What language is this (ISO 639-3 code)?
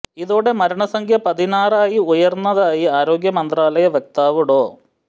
mal